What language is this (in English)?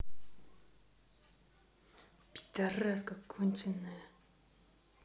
Russian